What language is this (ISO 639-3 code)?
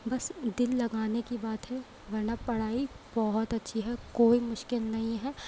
urd